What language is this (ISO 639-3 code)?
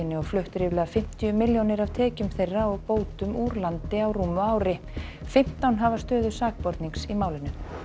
isl